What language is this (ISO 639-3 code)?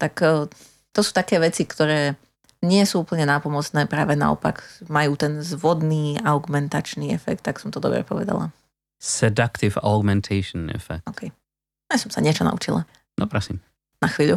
slk